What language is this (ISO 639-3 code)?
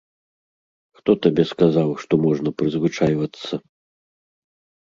bel